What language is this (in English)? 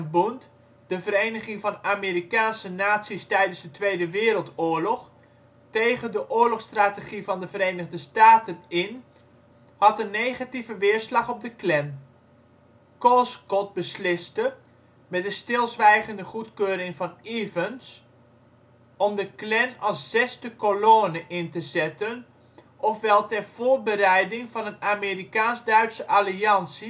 Dutch